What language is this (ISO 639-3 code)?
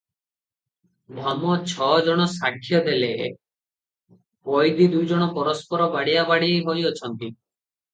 ori